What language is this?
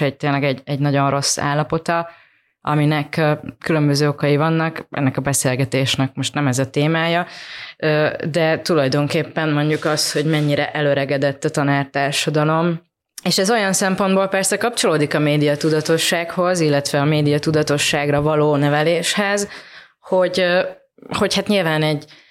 Hungarian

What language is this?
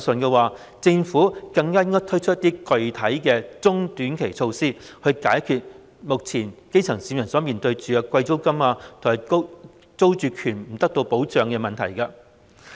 Cantonese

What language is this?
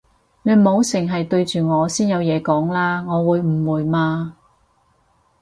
Cantonese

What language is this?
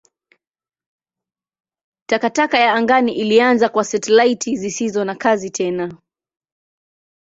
Swahili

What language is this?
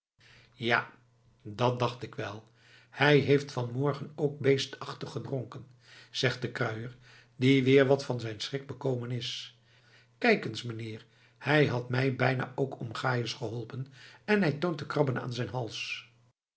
Dutch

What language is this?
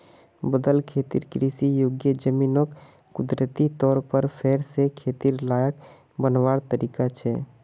Magahi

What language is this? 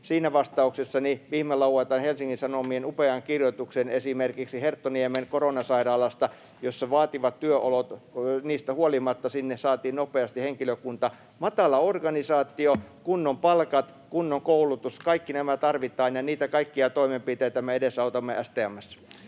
Finnish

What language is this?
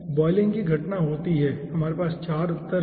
Hindi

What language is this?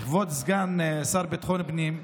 Hebrew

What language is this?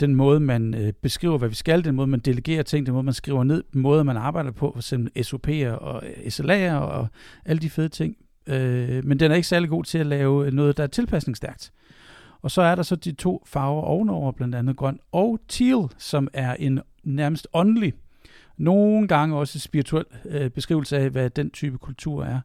Danish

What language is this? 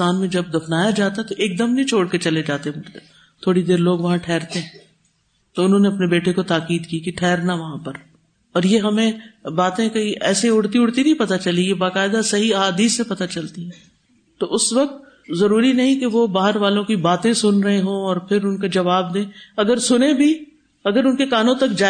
Urdu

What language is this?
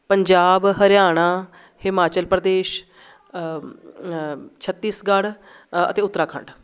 Punjabi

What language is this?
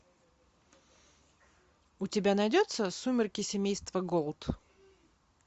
Russian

